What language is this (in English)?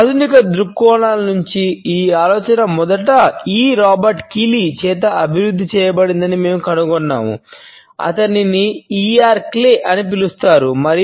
Telugu